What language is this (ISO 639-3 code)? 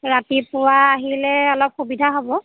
asm